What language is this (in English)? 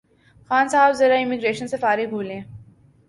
Urdu